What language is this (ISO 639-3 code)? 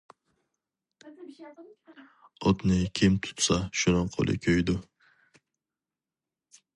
uig